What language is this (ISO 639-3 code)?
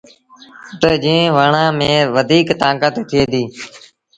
sbn